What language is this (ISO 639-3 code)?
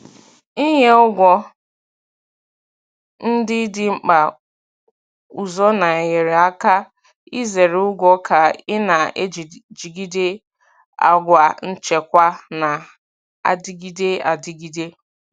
ibo